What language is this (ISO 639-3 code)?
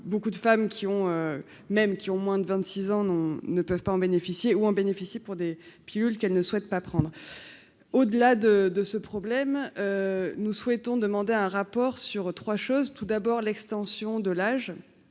fra